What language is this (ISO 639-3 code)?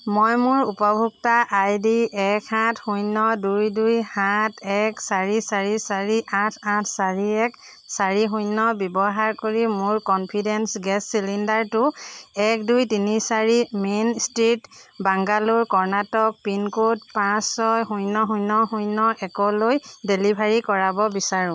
asm